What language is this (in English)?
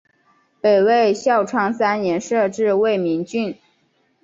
Chinese